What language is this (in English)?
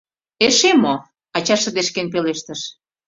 Mari